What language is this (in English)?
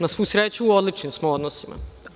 Serbian